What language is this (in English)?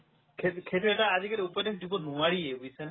Assamese